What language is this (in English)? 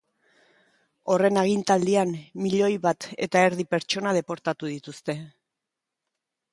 Basque